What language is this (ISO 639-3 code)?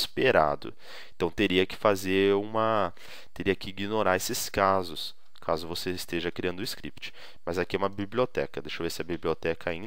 por